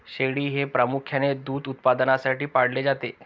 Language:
Marathi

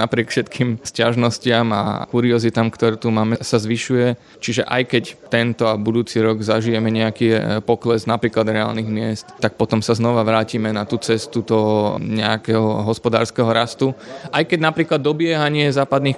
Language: Slovak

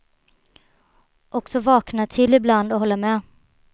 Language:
Swedish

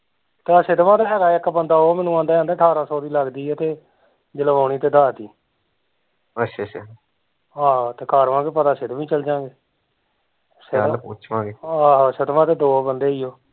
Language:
Punjabi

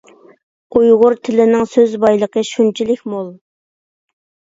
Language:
Uyghur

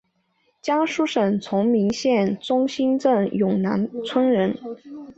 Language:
Chinese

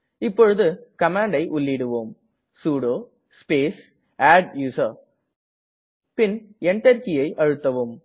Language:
Tamil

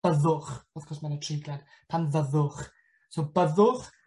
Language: Welsh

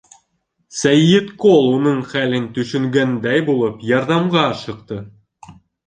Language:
Bashkir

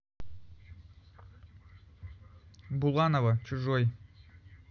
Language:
Russian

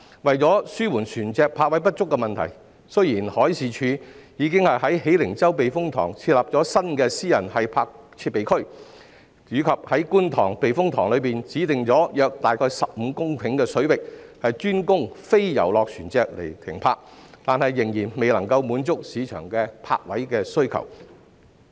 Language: Cantonese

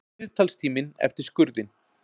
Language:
Icelandic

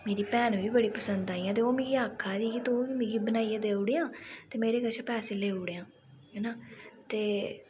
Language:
Dogri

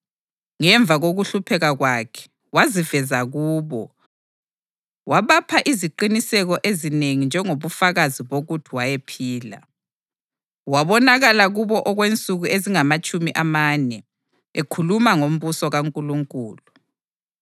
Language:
North Ndebele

